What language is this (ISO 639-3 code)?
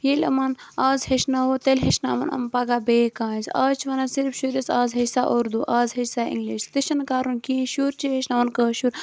kas